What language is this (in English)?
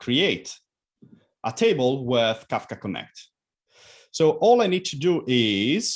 English